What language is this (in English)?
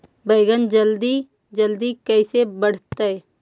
Magahi